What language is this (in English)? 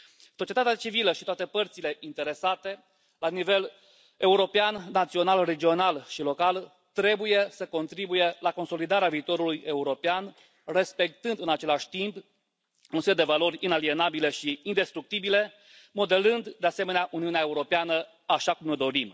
Romanian